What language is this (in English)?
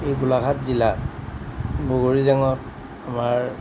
Assamese